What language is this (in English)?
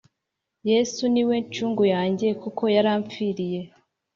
Kinyarwanda